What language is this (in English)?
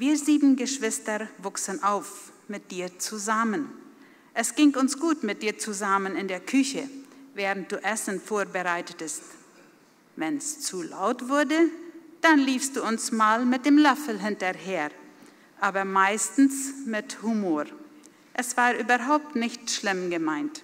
German